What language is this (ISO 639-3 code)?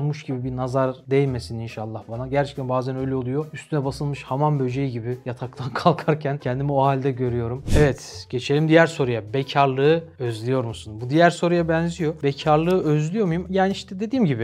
tur